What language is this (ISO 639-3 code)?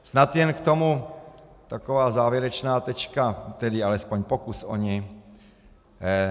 ces